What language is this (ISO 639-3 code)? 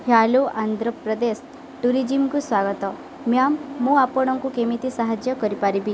ori